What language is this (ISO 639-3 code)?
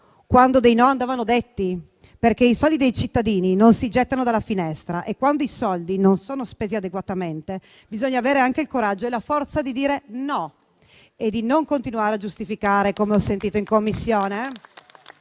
ita